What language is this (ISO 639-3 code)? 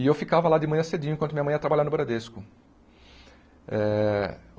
por